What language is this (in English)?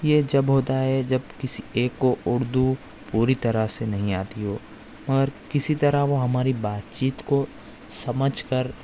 Urdu